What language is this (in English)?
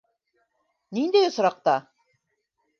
Bashkir